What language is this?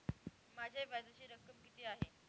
Marathi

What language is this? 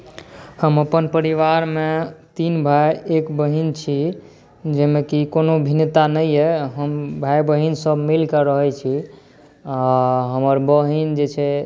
Maithili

